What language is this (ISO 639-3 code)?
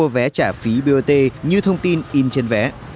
vie